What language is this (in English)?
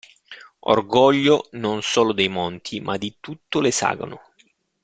Italian